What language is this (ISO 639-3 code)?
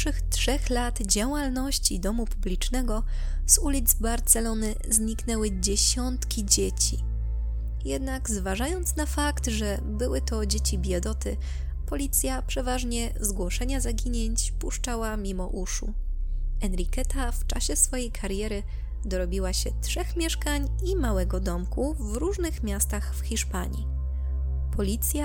pol